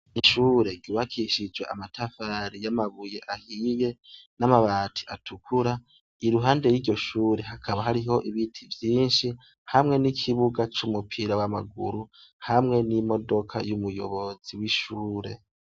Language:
Rundi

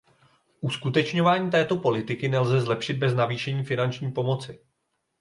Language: Czech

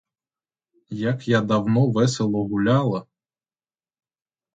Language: Ukrainian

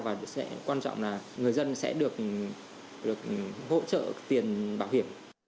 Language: Vietnamese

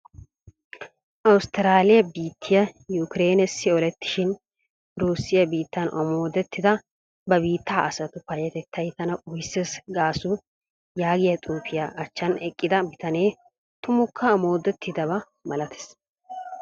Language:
Wolaytta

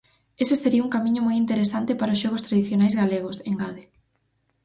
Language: Galician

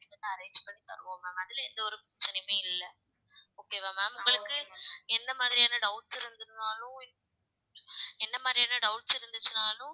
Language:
Tamil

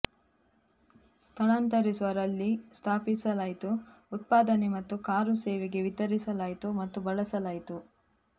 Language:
Kannada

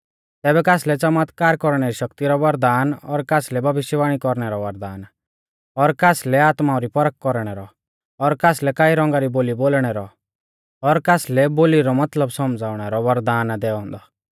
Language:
Mahasu Pahari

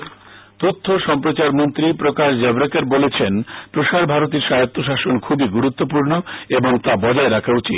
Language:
Bangla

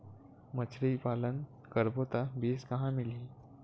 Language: Chhattisgarhi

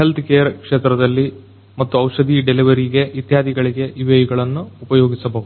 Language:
Kannada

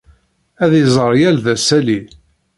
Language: Kabyle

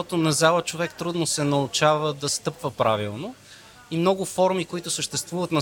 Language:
Bulgarian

